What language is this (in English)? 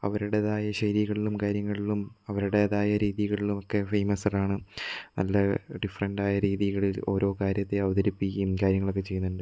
Malayalam